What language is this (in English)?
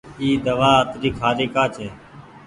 Goaria